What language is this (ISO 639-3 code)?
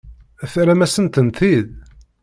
kab